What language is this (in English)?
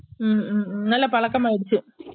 Tamil